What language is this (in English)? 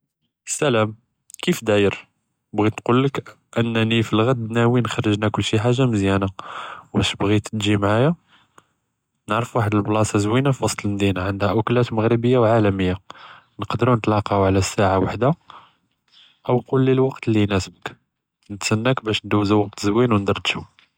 Judeo-Arabic